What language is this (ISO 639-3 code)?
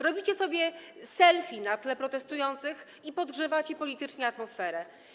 pol